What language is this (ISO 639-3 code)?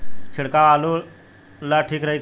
bho